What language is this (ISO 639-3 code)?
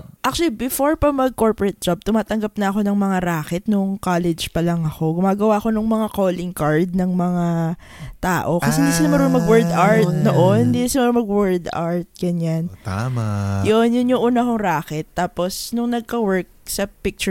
fil